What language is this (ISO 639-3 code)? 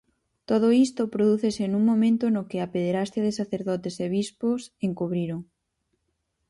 glg